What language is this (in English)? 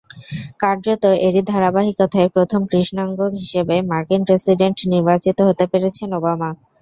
Bangla